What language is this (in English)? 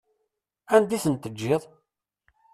Kabyle